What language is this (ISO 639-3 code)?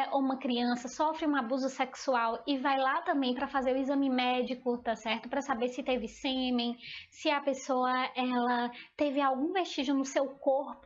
por